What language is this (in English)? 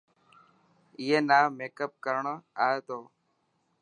Dhatki